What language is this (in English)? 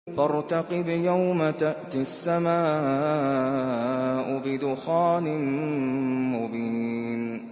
Arabic